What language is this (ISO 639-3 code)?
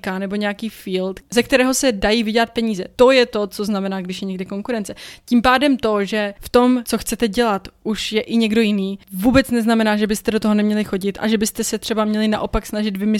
ces